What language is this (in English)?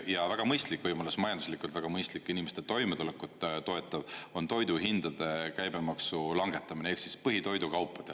Estonian